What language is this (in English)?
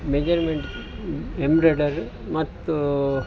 Kannada